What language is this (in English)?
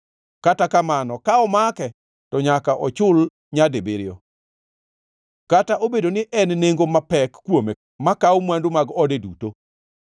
Luo (Kenya and Tanzania)